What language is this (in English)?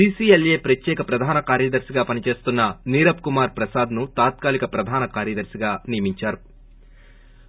Telugu